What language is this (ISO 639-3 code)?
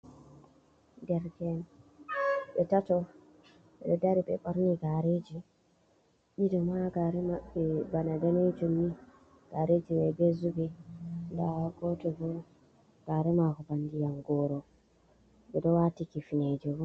ful